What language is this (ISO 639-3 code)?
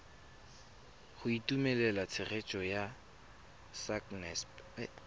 tsn